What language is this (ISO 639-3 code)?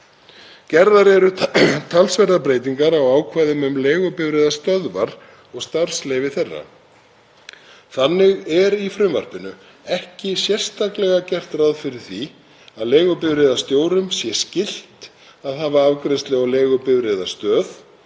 isl